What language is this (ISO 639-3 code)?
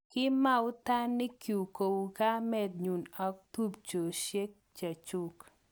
kln